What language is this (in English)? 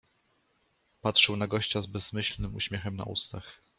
Polish